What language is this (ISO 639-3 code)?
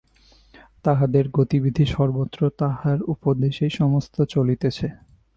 ben